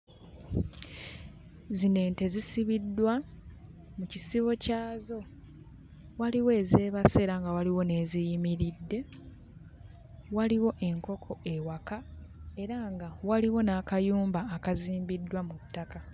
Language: Ganda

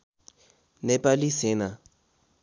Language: Nepali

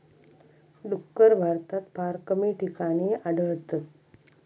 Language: Marathi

